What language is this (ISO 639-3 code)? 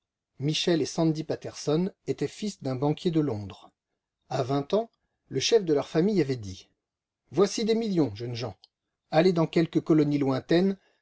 fra